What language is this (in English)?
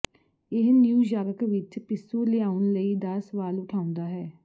Punjabi